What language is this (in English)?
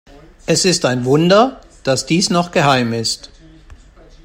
German